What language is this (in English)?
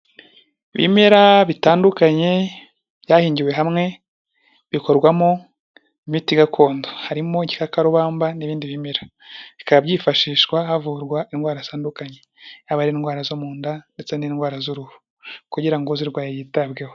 Kinyarwanda